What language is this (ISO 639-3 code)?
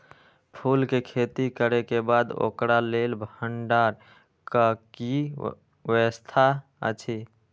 mai